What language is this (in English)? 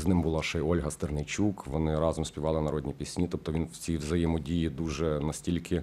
Ukrainian